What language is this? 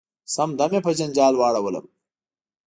Pashto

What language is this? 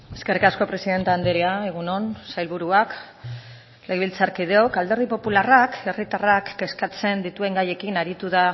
Basque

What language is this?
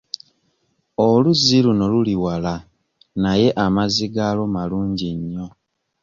Ganda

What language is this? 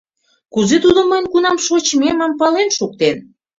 Mari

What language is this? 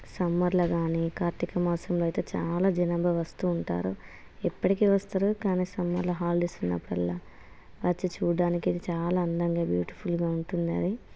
Telugu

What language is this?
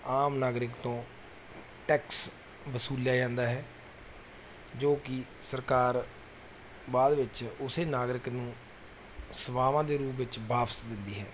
Punjabi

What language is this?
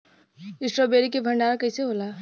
Bhojpuri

